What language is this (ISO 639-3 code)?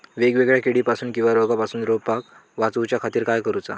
mar